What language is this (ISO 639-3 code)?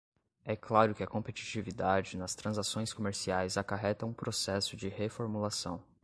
por